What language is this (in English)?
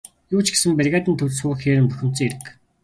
Mongolian